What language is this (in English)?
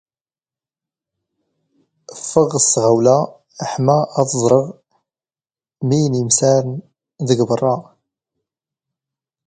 Standard Moroccan Tamazight